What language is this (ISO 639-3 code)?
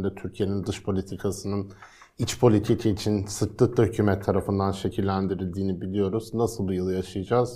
tur